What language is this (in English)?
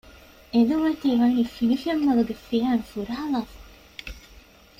Divehi